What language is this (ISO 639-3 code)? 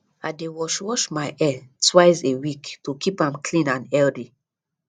pcm